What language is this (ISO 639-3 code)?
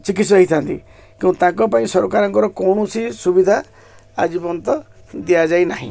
ori